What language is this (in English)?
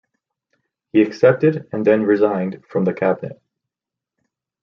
English